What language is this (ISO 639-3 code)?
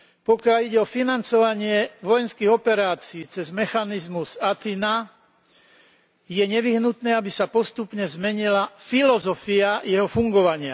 slk